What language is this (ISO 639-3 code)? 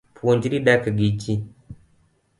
luo